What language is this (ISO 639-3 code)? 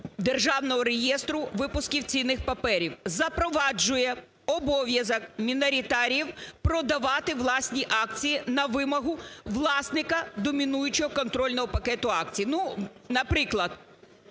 ukr